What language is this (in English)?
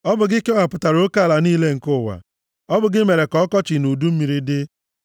Igbo